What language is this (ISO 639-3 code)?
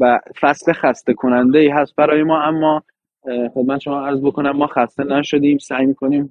fas